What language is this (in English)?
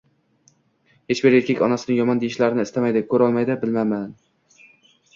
Uzbek